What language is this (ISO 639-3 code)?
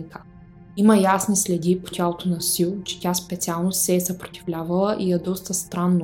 bul